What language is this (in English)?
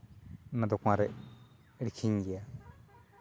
Santali